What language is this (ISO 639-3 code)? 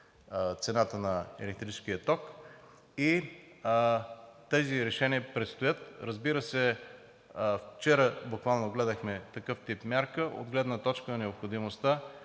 bul